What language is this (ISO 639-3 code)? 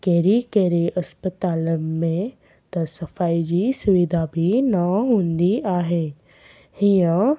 snd